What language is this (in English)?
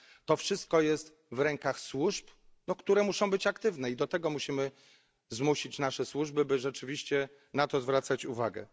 Polish